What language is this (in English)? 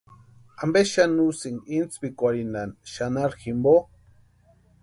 Western Highland Purepecha